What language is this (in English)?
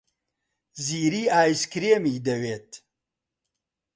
Central Kurdish